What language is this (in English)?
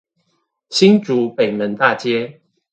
Chinese